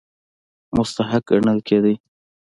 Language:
Pashto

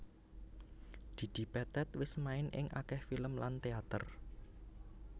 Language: Javanese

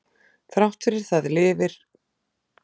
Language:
Icelandic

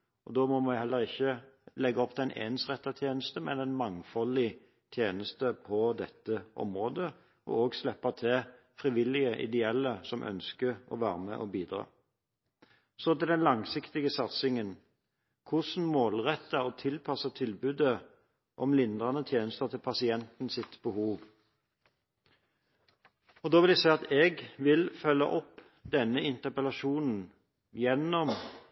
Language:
Norwegian Bokmål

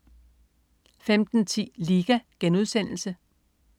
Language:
Danish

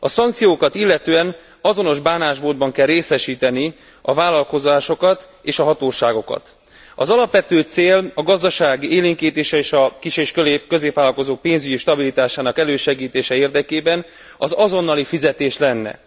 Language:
Hungarian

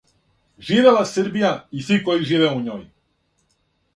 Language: Serbian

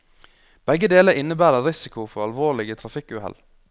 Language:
Norwegian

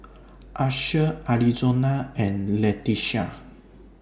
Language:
English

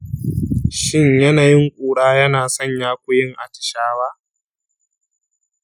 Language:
Hausa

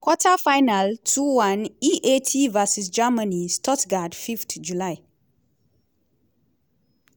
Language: Nigerian Pidgin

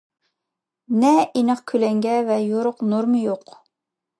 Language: Uyghur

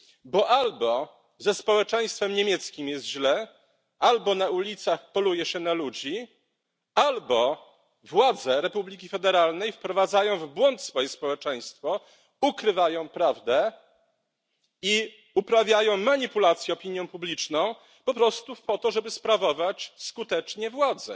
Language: Polish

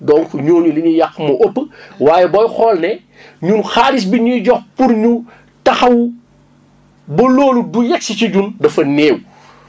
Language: Wolof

